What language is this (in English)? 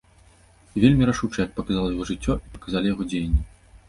Belarusian